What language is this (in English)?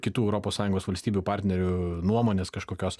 Lithuanian